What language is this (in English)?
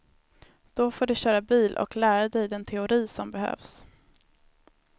Swedish